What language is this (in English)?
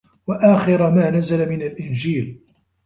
Arabic